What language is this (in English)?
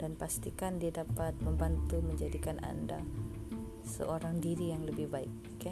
Malay